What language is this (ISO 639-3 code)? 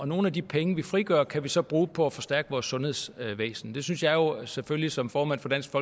dan